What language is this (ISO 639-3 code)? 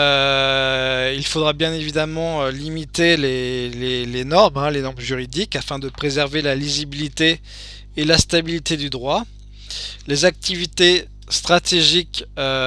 fra